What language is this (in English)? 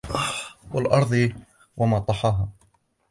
Arabic